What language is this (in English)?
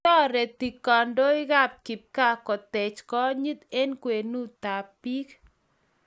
Kalenjin